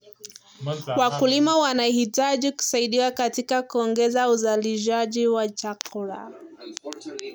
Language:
Kalenjin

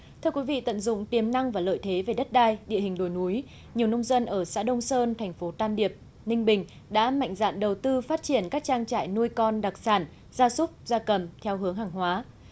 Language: Vietnamese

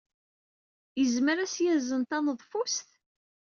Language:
Kabyle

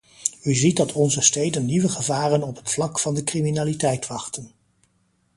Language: Dutch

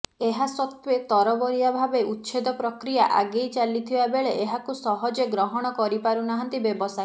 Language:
Odia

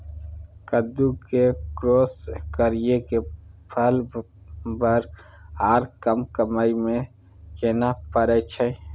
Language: Maithili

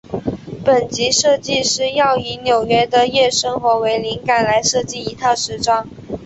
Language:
Chinese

